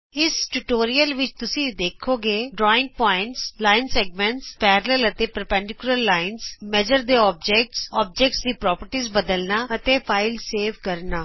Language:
Punjabi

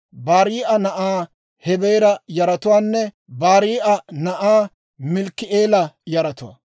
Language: Dawro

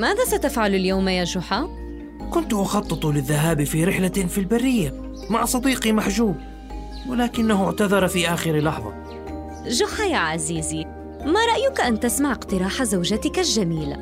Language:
Arabic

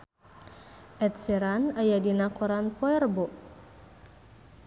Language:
Sundanese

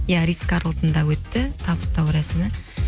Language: Kazakh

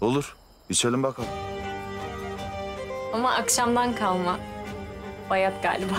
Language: Turkish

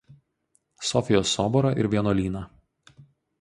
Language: Lithuanian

